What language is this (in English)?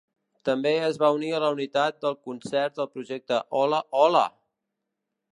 Catalan